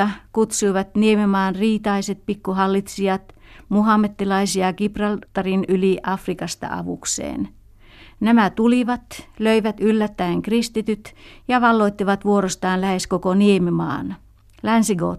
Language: Finnish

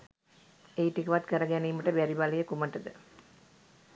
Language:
Sinhala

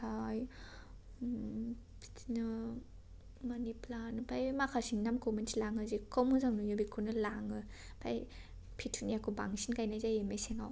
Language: Bodo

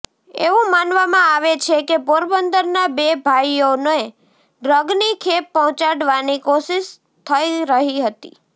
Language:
Gujarati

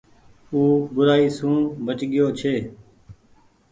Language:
Goaria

